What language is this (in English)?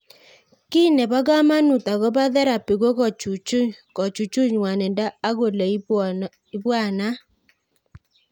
Kalenjin